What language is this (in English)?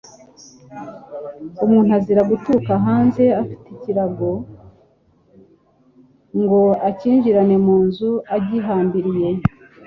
Kinyarwanda